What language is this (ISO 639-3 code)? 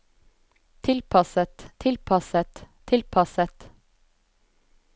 nor